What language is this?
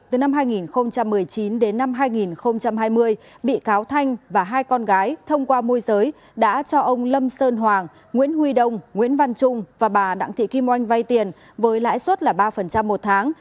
Vietnamese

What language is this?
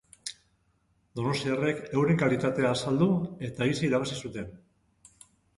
Basque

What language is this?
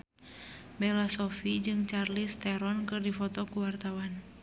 Sundanese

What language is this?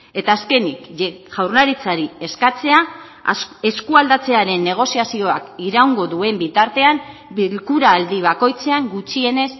Basque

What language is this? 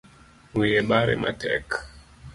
Luo (Kenya and Tanzania)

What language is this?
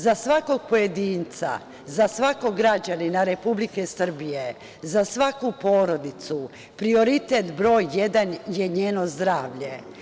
Serbian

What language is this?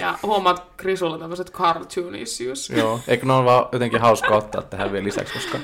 Finnish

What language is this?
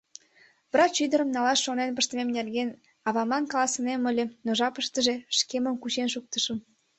Mari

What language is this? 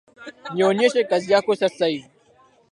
Swahili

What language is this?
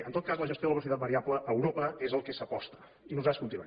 Catalan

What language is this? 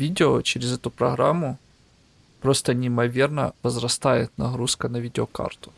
Russian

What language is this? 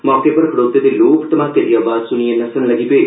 Dogri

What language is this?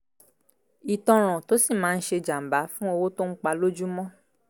Yoruba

